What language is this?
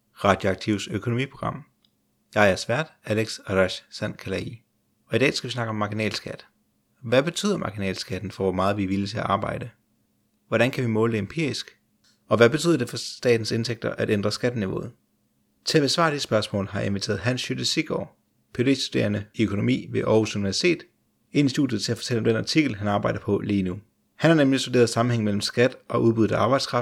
Danish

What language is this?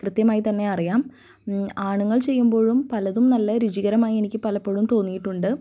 Malayalam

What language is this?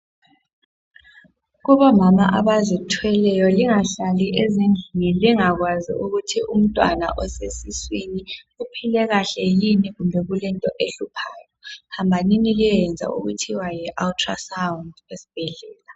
North Ndebele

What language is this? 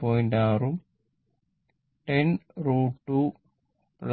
Malayalam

